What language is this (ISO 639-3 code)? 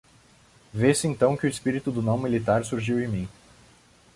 por